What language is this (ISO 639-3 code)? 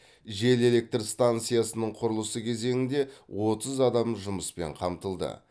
kaz